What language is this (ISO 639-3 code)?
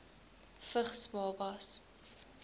afr